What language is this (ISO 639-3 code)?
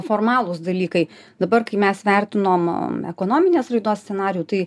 lit